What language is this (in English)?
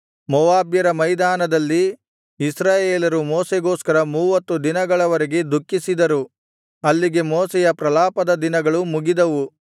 Kannada